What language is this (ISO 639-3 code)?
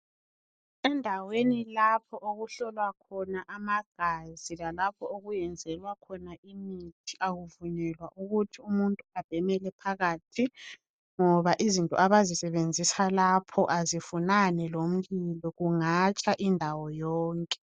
nde